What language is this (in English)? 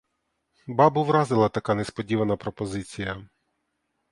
Ukrainian